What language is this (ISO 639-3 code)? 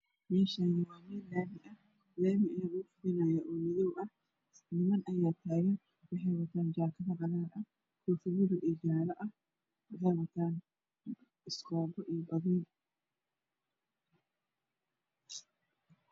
som